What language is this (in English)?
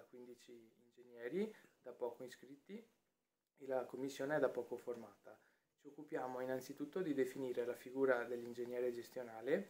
Italian